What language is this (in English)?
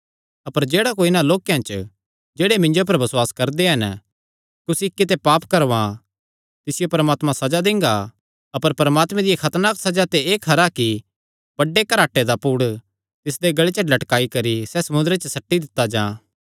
Kangri